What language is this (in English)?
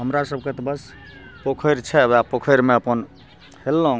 Maithili